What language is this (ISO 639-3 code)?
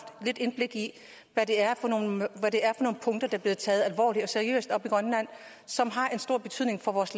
dan